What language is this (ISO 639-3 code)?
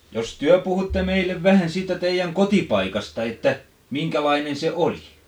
fin